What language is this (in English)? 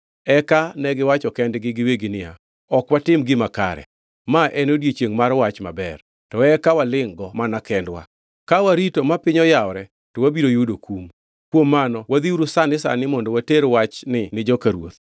Luo (Kenya and Tanzania)